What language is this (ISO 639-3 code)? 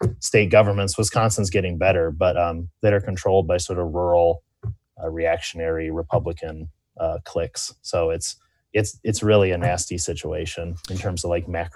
eng